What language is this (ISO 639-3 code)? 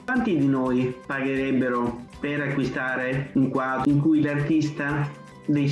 ita